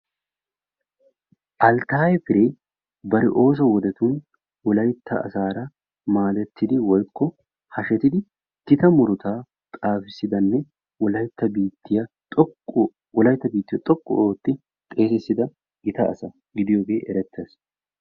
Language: Wolaytta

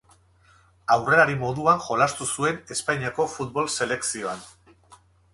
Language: Basque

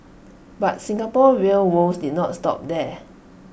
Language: English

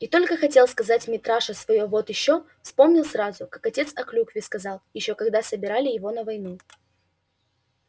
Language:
Russian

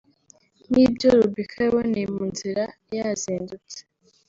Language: Kinyarwanda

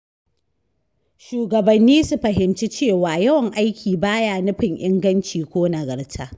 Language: Hausa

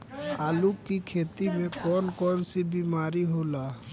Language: Bhojpuri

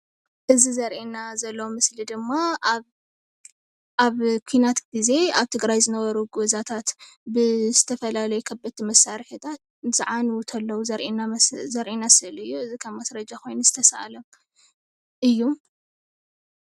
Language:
Tigrinya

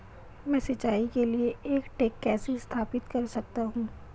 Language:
Hindi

